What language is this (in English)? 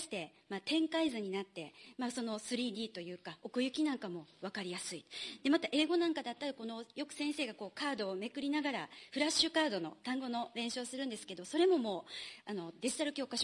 Japanese